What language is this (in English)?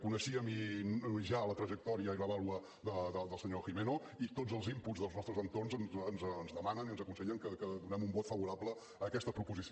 Catalan